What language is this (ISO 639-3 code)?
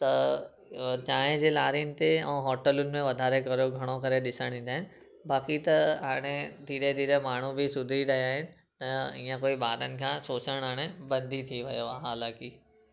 snd